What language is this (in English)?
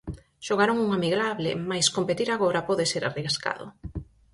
Galician